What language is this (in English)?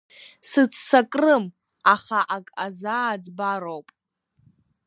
Abkhazian